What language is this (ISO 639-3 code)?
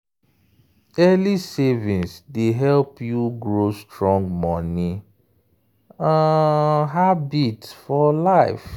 pcm